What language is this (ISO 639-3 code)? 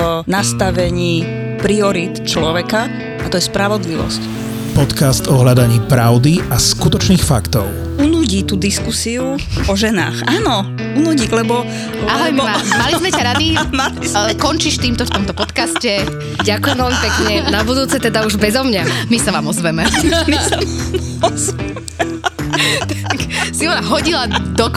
slk